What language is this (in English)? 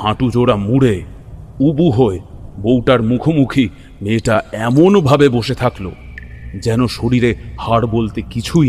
Bangla